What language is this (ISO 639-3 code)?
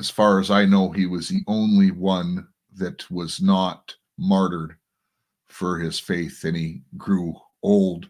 eng